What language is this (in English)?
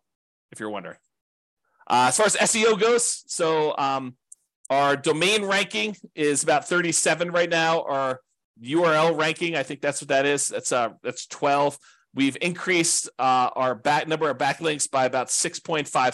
English